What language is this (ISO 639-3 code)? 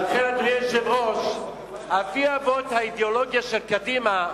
heb